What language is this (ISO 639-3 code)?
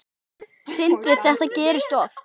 isl